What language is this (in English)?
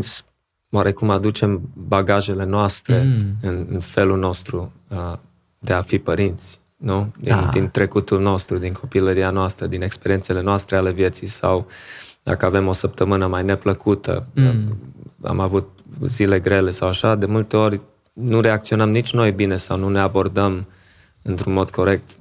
Romanian